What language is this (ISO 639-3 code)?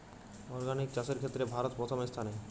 ben